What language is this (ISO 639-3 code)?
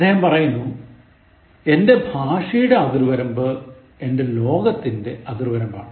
mal